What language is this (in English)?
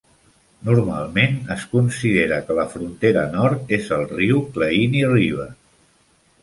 Catalan